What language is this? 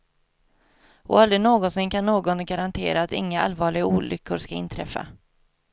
Swedish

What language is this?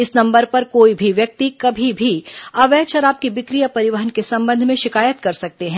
Hindi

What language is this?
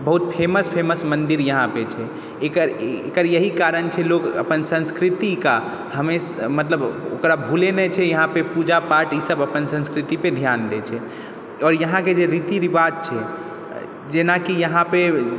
Maithili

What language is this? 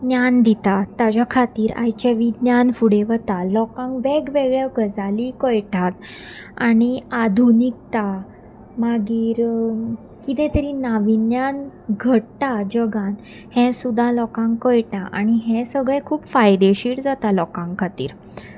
Konkani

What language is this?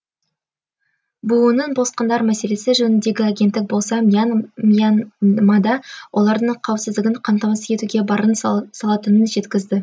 Kazakh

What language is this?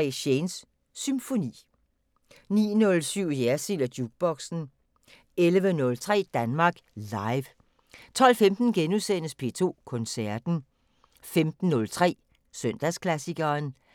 Danish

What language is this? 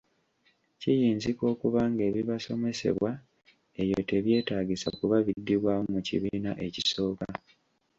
Ganda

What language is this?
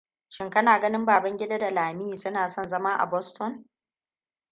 Hausa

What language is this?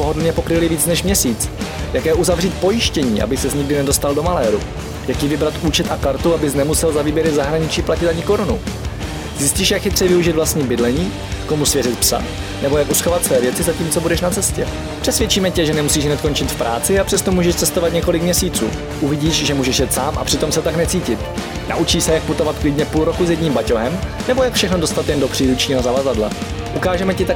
Czech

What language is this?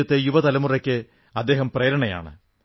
Malayalam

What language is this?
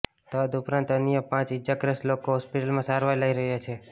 Gujarati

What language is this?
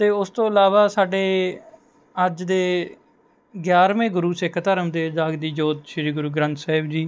Punjabi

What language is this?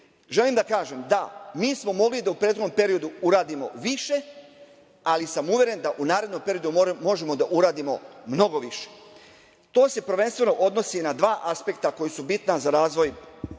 Serbian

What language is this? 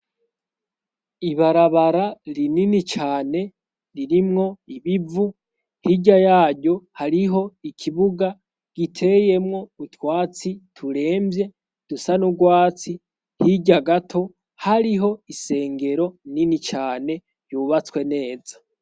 Rundi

